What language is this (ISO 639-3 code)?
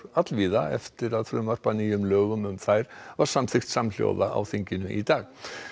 isl